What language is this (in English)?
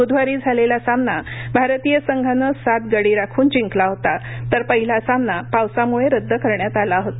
Marathi